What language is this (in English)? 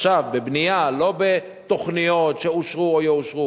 Hebrew